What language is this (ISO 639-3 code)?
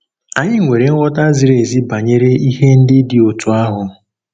ibo